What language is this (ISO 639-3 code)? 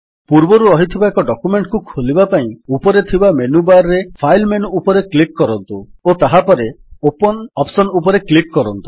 ori